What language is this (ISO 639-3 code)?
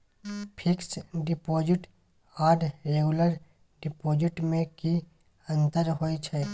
mai